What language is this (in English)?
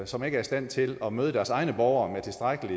Danish